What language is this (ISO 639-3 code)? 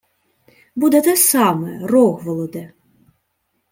ukr